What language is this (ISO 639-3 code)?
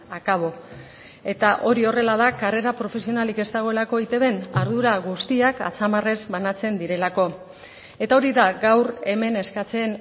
eus